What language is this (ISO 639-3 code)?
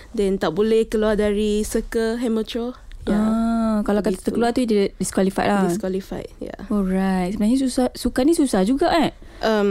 msa